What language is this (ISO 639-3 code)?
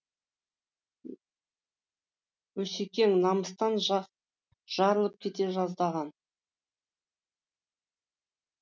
kaz